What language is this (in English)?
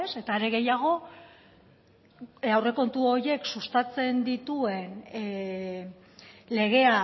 Basque